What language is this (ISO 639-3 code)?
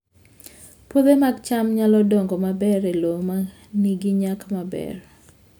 luo